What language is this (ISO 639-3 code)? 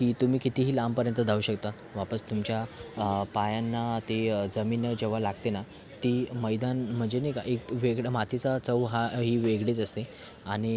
mar